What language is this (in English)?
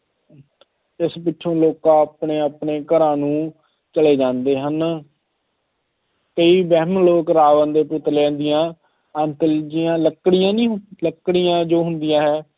Punjabi